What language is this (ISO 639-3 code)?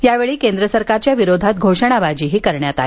mar